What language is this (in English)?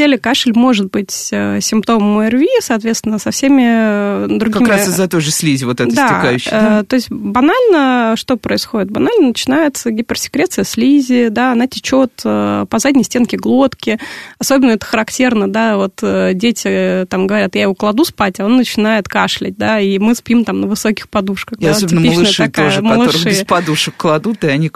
Russian